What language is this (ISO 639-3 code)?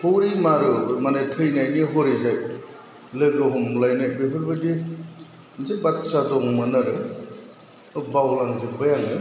brx